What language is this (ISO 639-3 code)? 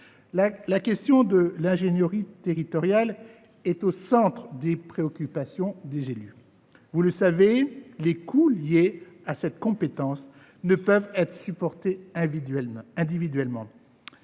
fra